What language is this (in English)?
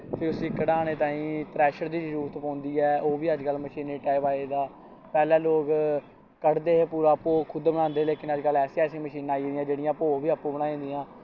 Dogri